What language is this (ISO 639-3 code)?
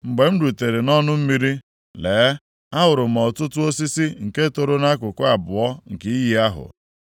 ibo